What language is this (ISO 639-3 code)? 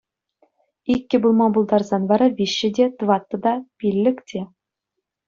chv